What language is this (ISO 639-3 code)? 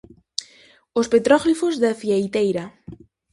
glg